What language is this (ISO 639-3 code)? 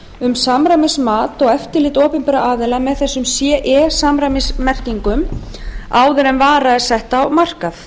isl